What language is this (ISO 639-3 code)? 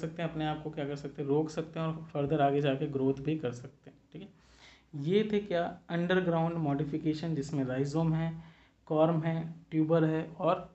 hin